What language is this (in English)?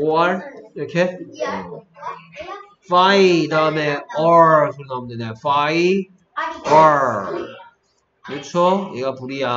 Korean